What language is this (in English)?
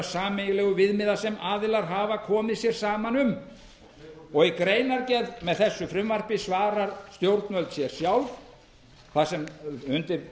Icelandic